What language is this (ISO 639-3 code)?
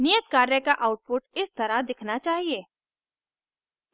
hin